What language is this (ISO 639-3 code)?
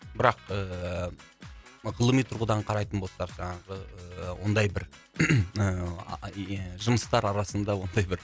kaz